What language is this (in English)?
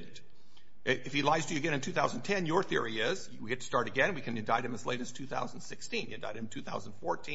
English